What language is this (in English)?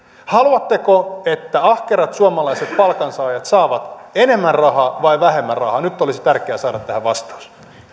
Finnish